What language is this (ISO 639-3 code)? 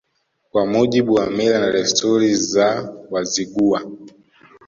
swa